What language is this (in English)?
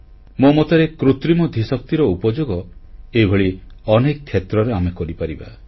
Odia